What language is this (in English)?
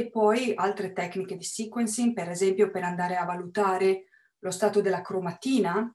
Italian